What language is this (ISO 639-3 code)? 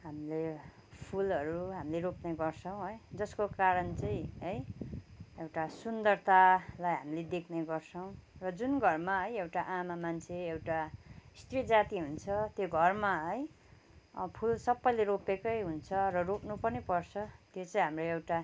nep